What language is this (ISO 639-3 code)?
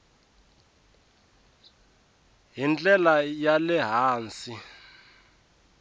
tso